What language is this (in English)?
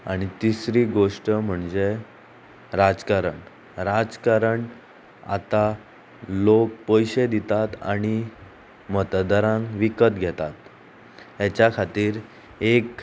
Konkani